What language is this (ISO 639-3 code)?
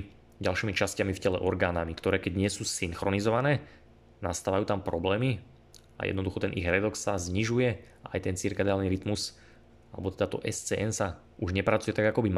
slk